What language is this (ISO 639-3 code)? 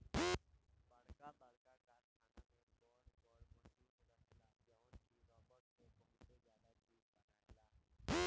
bho